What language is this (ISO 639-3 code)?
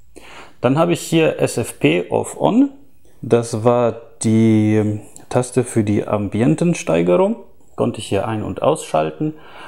deu